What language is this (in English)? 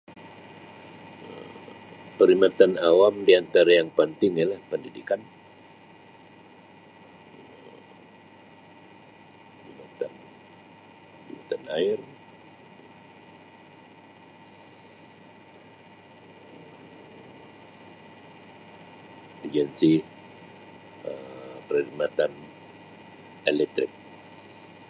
Sabah Malay